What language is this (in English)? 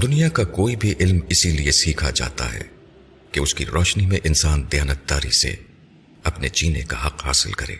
Urdu